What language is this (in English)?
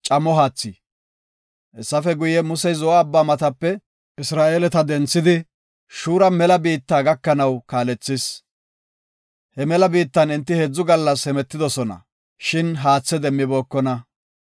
Gofa